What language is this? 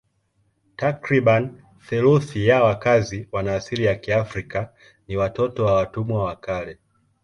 Swahili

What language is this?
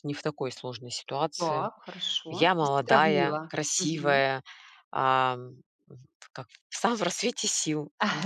Russian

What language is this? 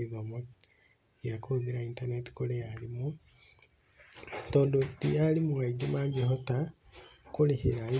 Kikuyu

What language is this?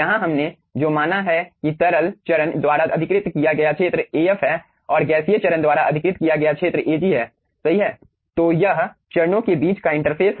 Hindi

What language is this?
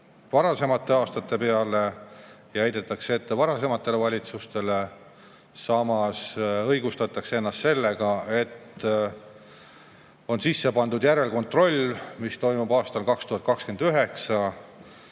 Estonian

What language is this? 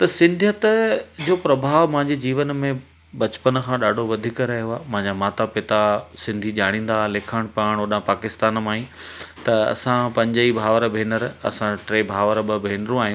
Sindhi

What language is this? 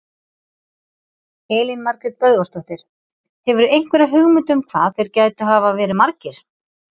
Icelandic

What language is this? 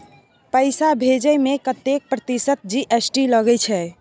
Maithili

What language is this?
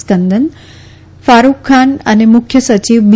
Gujarati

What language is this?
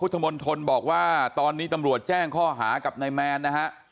Thai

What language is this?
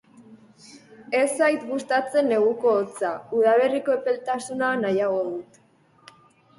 Basque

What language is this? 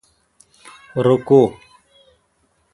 Kalkoti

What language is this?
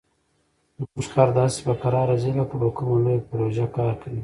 Pashto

